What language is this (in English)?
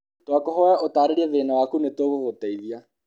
Kikuyu